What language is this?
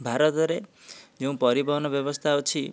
Odia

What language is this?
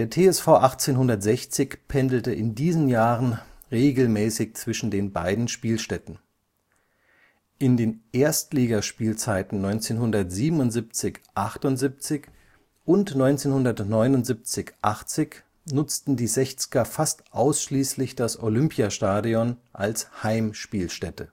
German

